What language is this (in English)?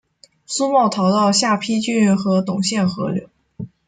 Chinese